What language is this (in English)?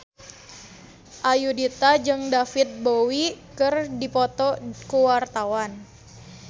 Sundanese